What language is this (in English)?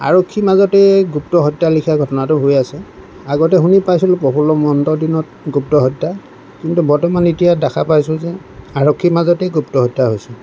Assamese